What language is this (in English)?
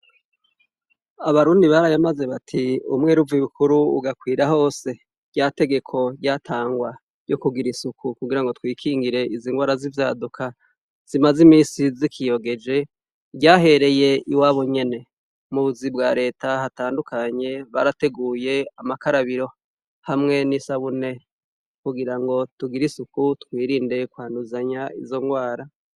Rundi